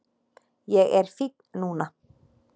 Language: Icelandic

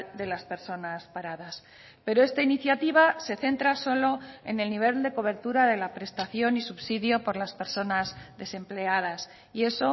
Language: Spanish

